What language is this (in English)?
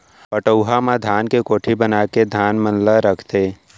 Chhattisgarhi